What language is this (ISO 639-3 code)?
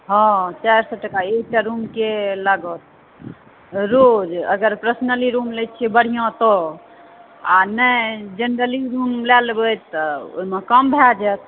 mai